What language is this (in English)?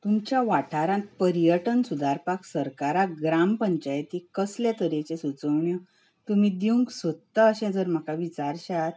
Konkani